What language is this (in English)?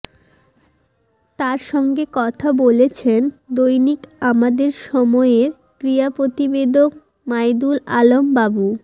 Bangla